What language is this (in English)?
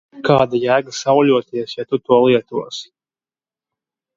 Latvian